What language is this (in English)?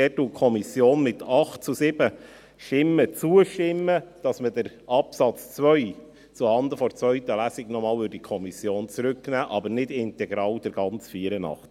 Swiss German